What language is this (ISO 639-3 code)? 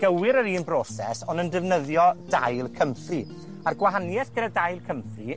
cym